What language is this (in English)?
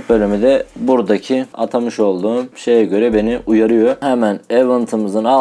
Turkish